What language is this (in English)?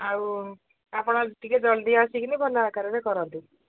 Odia